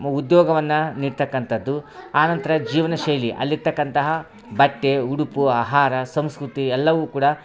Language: Kannada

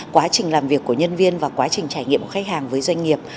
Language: Vietnamese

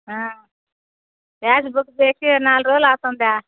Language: Telugu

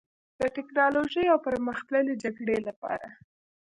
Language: Pashto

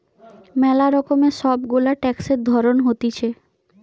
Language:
Bangla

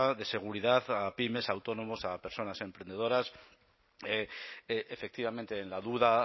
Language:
Spanish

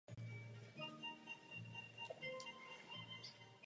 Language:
Czech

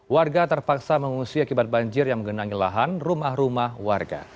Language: Indonesian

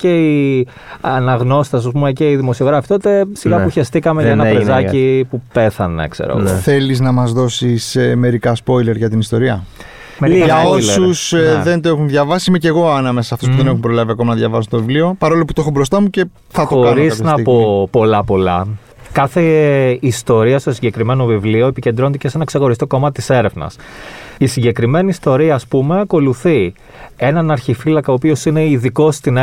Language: Greek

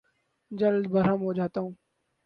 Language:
Urdu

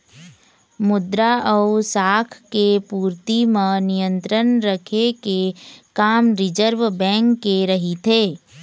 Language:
Chhattisgarhi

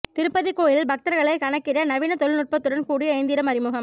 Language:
Tamil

